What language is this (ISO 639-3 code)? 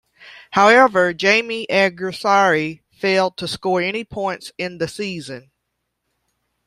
eng